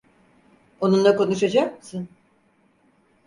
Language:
Turkish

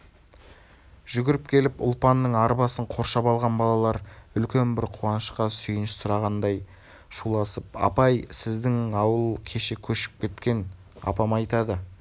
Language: Kazakh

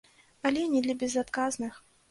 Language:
Belarusian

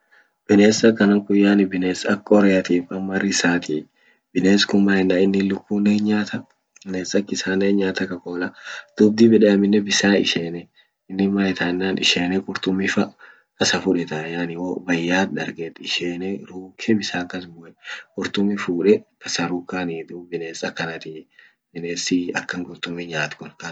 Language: Orma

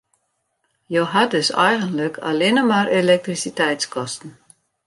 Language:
Western Frisian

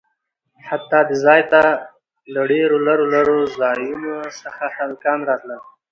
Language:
Pashto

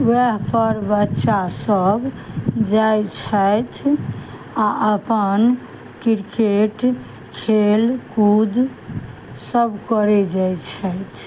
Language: Maithili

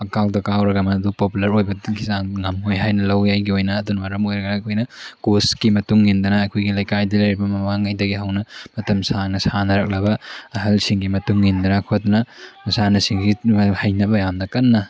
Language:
Manipuri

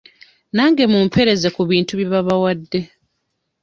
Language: Ganda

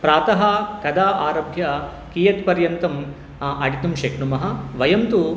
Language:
Sanskrit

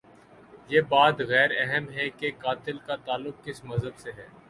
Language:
Urdu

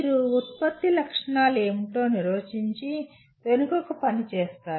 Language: Telugu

